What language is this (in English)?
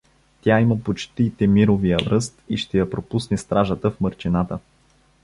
Bulgarian